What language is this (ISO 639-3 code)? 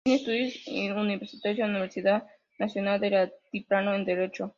spa